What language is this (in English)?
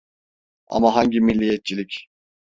Turkish